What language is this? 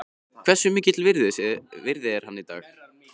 Icelandic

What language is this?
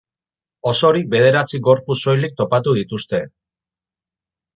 Basque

